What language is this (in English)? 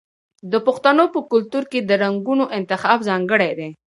Pashto